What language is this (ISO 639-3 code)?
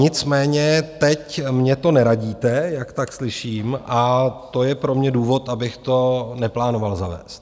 ces